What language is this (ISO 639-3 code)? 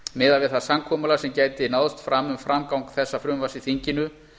isl